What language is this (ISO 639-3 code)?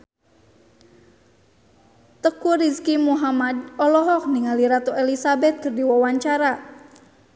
sun